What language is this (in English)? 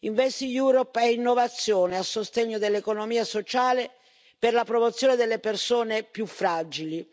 Italian